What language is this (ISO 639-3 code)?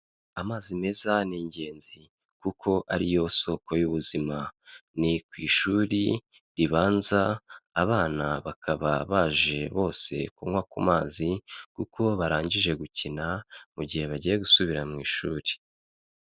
kin